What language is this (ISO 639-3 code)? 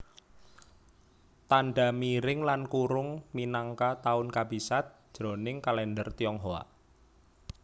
jav